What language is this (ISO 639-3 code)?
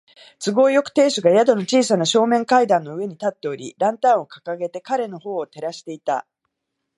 jpn